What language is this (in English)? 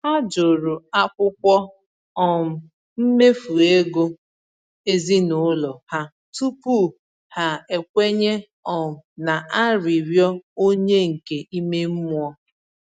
Igbo